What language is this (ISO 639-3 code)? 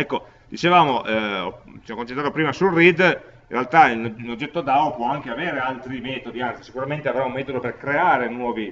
ita